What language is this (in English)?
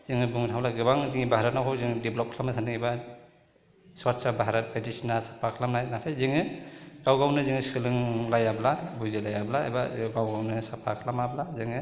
Bodo